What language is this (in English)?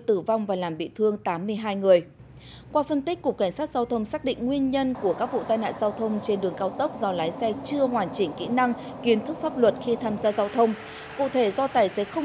Vietnamese